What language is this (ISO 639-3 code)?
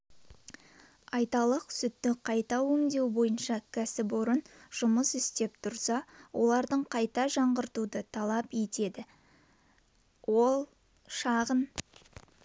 kaz